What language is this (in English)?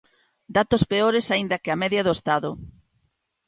Galician